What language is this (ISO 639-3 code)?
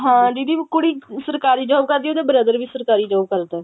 pan